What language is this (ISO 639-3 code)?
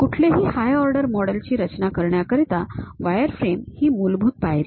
mar